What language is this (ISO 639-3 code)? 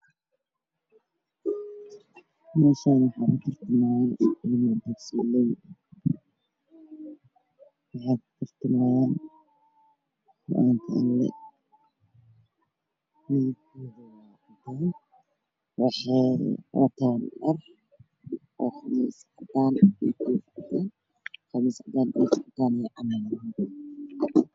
som